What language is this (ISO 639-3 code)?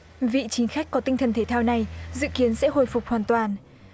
vie